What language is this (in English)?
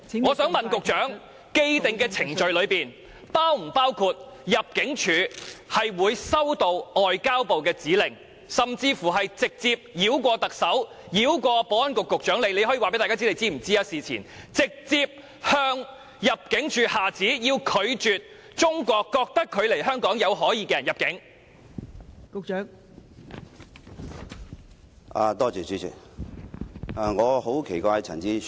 Cantonese